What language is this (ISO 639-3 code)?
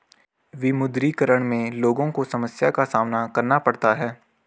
hin